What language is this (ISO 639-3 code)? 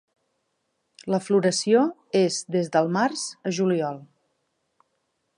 cat